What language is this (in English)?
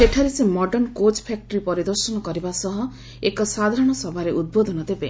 Odia